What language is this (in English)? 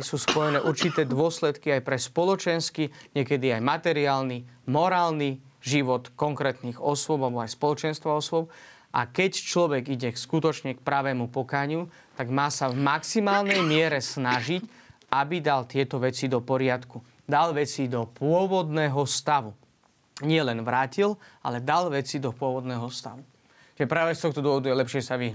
Slovak